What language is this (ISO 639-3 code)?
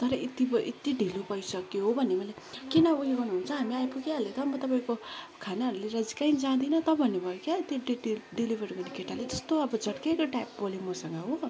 nep